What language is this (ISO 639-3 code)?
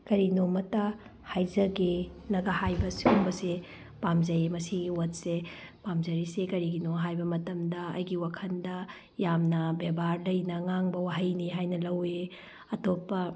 mni